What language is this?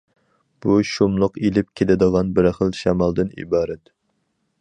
Uyghur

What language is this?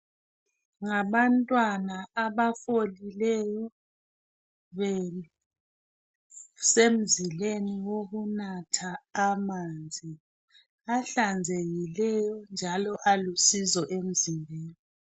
North Ndebele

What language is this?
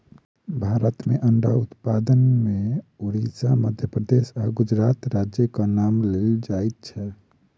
Maithili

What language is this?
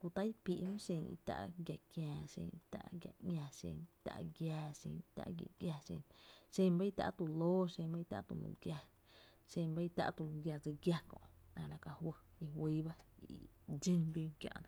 Tepinapa Chinantec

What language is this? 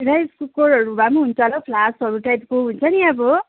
Nepali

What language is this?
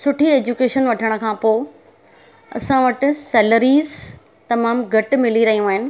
Sindhi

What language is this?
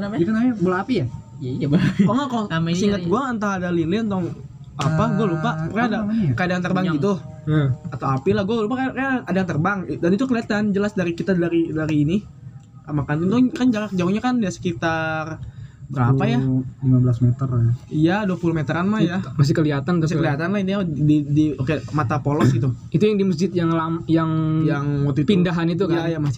Indonesian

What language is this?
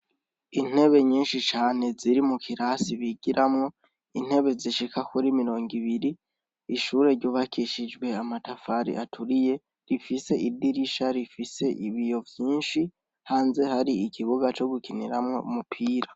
Rundi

